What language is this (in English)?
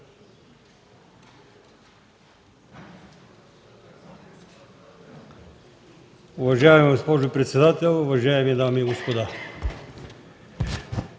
Bulgarian